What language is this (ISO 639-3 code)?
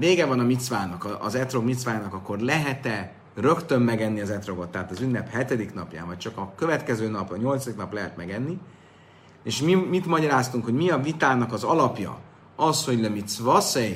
hun